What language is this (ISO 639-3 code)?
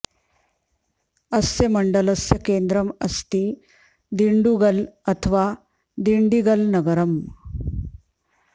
san